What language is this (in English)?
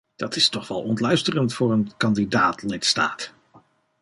Dutch